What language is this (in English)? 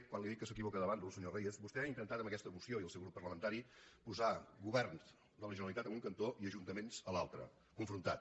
Catalan